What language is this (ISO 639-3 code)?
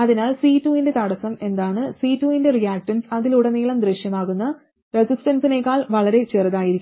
mal